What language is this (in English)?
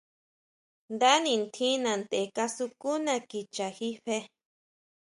Huautla Mazatec